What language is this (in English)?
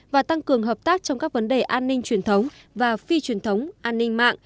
Vietnamese